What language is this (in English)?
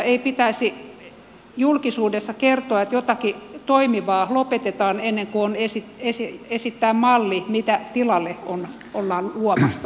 Finnish